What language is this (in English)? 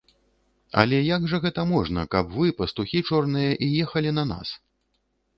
Belarusian